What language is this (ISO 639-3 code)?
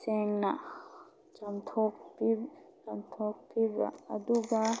mni